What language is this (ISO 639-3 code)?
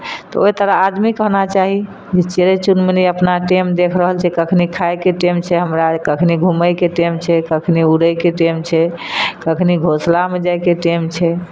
mai